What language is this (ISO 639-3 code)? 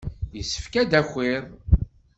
kab